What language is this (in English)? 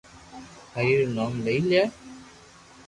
Loarki